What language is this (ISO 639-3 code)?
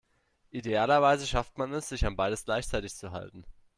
deu